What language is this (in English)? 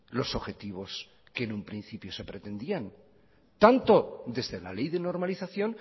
Spanish